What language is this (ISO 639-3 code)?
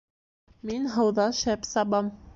bak